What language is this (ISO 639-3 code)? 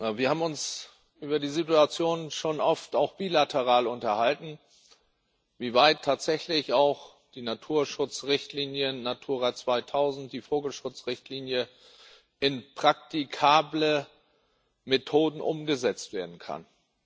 deu